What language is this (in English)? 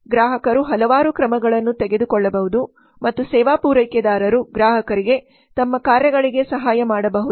Kannada